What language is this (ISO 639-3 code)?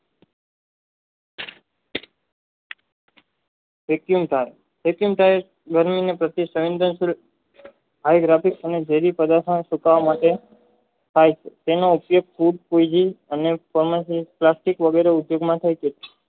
guj